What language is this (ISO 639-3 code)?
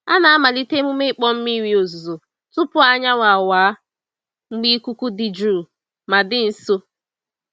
ibo